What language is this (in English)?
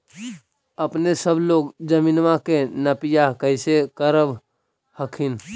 Magahi